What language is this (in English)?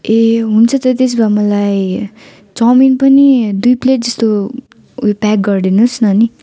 Nepali